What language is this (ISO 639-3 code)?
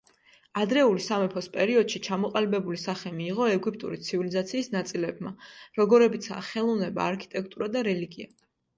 kat